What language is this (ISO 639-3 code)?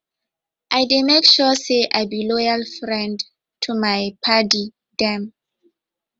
pcm